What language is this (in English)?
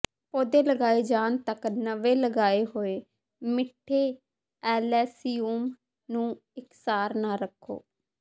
Punjabi